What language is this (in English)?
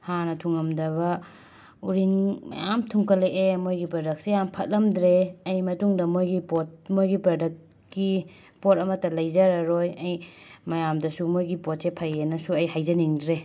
Manipuri